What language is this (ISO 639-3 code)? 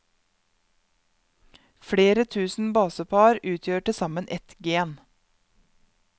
nor